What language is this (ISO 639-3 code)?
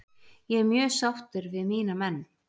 isl